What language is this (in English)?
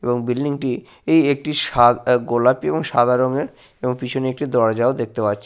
Bangla